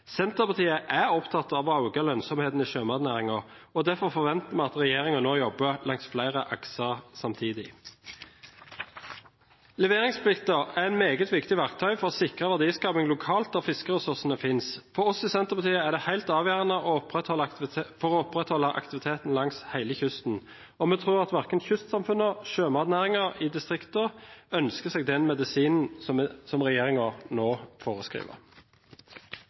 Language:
Norwegian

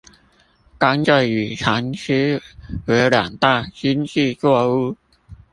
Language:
Chinese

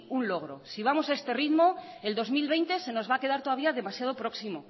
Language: Spanish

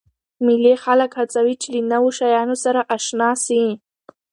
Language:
Pashto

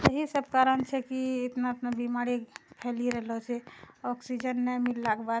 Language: Maithili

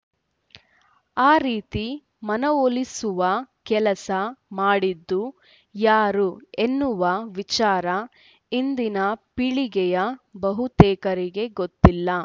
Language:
Kannada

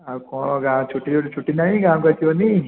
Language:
Odia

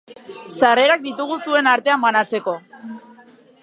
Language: Basque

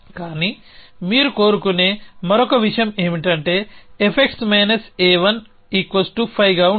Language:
Telugu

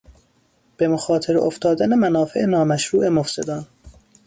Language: Persian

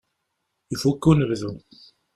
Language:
Kabyle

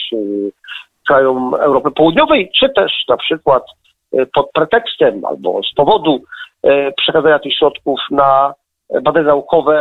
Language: Polish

